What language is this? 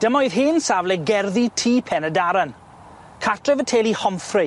Welsh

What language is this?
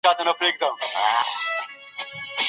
Pashto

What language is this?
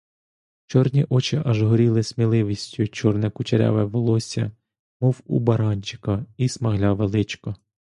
Ukrainian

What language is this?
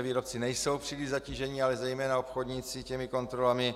Czech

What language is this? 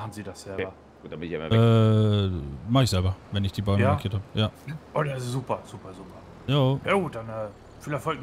German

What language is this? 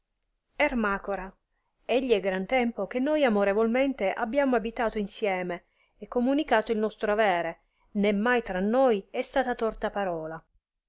Italian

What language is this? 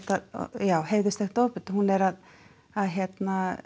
Icelandic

